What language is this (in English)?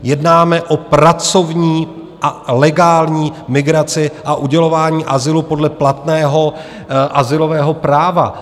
Czech